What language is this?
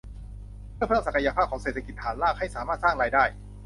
Thai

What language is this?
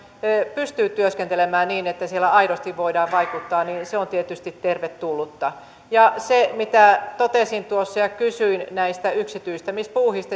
Finnish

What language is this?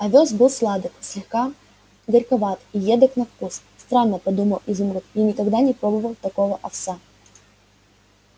Russian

